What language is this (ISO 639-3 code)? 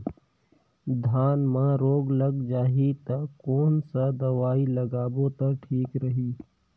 hne